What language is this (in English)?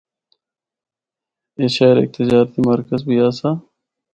Northern Hindko